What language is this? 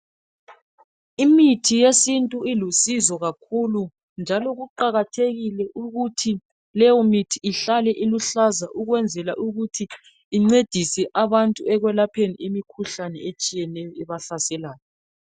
North Ndebele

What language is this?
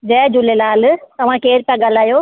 Sindhi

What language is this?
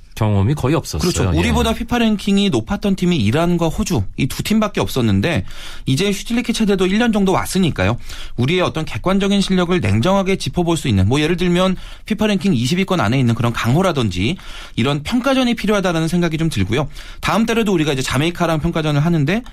Korean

